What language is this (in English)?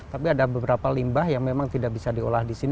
Indonesian